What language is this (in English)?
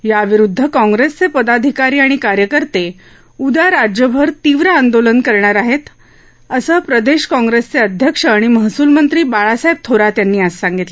Marathi